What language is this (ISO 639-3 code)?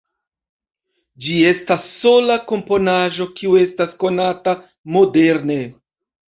epo